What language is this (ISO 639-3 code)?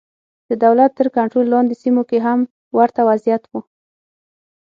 pus